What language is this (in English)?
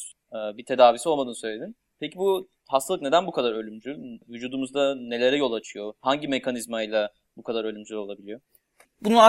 Turkish